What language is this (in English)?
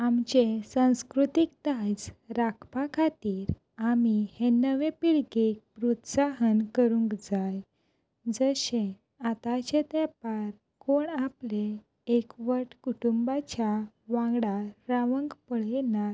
Konkani